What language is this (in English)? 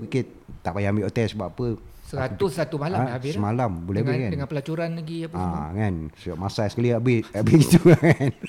Malay